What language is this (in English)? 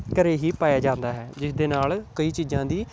Punjabi